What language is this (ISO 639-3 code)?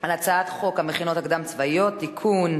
heb